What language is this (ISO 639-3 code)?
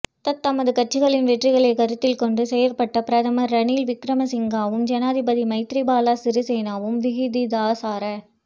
tam